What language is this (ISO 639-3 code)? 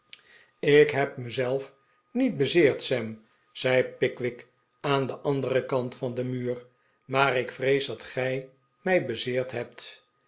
nld